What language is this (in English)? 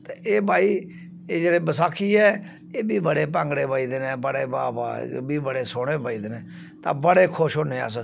Dogri